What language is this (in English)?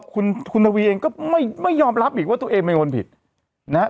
Thai